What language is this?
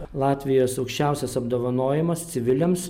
Lithuanian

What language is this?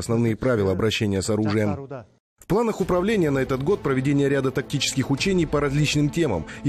Russian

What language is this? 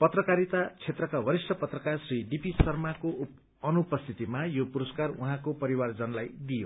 Nepali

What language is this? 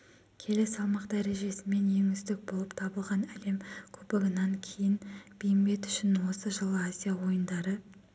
Kazakh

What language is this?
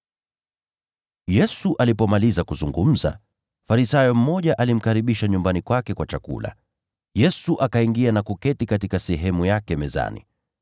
Swahili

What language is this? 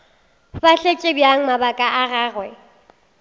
Northern Sotho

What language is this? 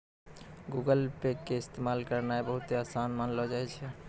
Maithili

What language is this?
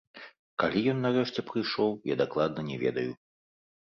Belarusian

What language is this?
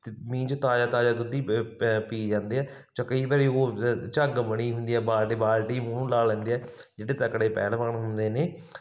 Punjabi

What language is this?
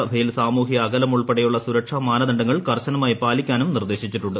Malayalam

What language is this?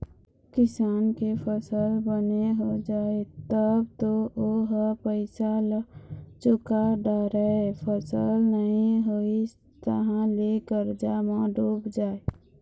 Chhattisgarhi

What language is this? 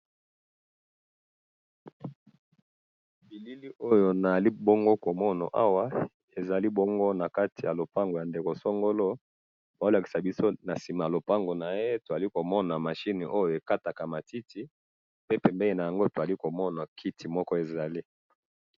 Lingala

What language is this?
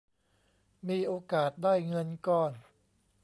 Thai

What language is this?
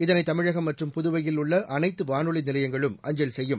Tamil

